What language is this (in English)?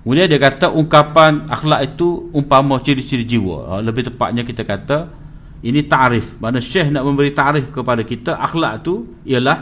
Malay